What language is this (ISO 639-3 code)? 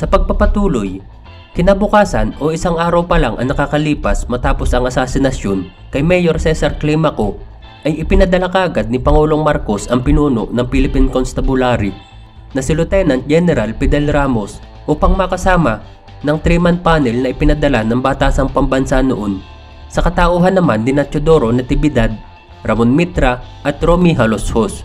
fil